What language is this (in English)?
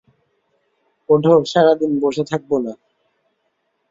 Bangla